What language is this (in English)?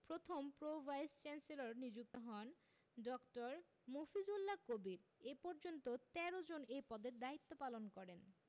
Bangla